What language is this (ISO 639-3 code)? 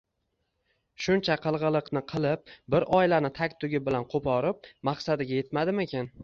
uzb